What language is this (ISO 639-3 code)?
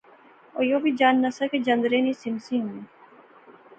phr